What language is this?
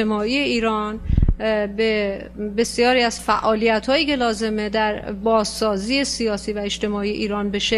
Persian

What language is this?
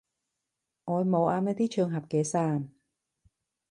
Cantonese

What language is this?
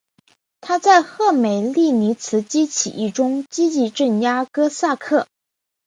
Chinese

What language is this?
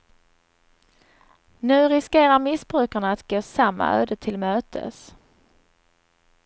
Swedish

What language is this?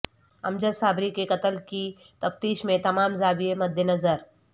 Urdu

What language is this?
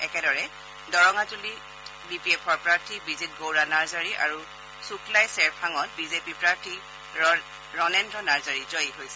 Assamese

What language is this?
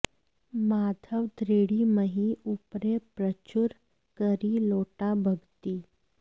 Sanskrit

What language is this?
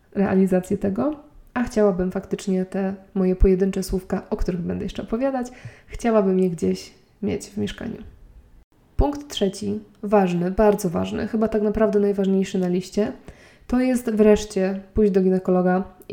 Polish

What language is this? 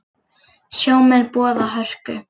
Icelandic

